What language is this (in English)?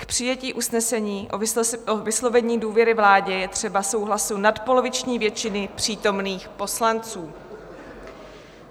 Czech